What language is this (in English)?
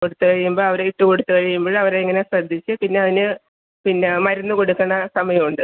Malayalam